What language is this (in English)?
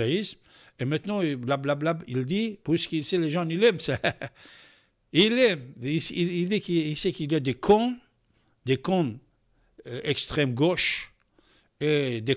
French